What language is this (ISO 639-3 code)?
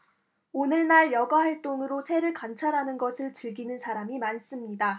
kor